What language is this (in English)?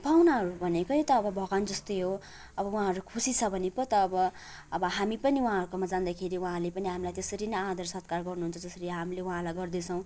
Nepali